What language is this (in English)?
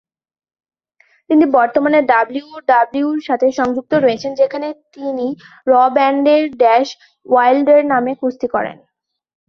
Bangla